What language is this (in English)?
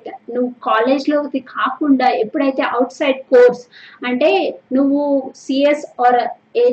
Telugu